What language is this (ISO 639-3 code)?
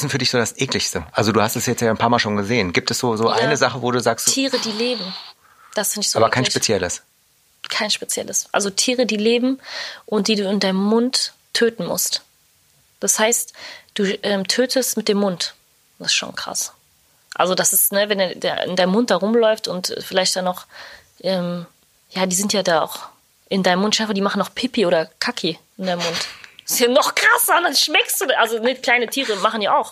deu